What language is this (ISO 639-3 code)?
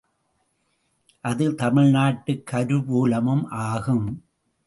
tam